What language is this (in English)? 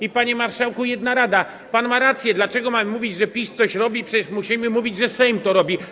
Polish